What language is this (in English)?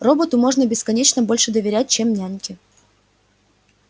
Russian